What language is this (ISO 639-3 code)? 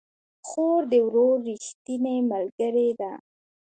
pus